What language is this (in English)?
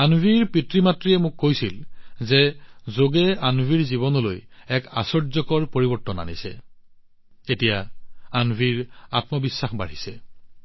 Assamese